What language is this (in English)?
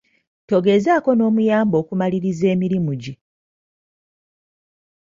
Ganda